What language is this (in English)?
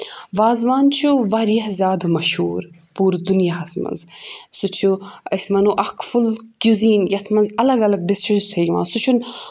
Kashmiri